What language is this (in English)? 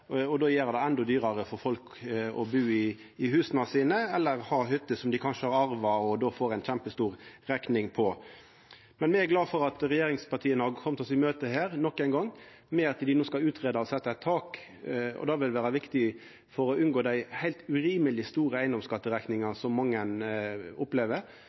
Norwegian Nynorsk